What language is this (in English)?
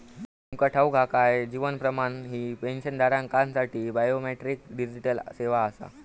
Marathi